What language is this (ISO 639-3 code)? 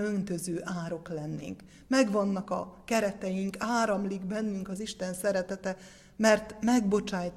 hun